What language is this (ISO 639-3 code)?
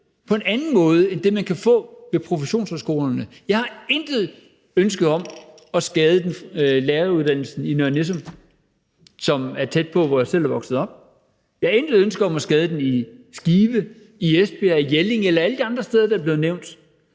dan